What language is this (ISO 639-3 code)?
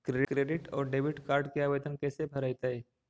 mag